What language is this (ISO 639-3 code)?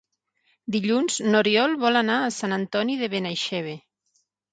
cat